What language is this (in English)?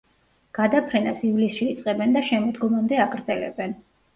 Georgian